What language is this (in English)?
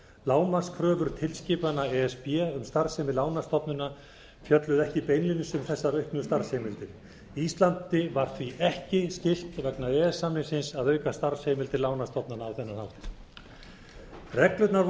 Icelandic